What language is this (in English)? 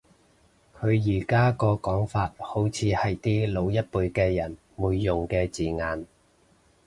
Cantonese